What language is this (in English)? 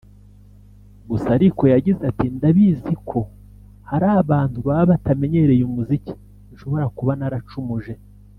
Kinyarwanda